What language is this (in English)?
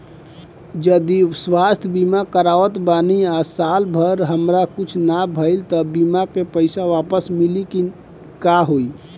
Bhojpuri